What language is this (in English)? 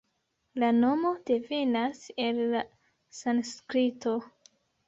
Esperanto